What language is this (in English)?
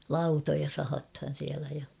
Finnish